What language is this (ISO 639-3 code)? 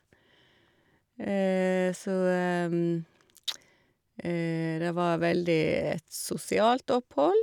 nor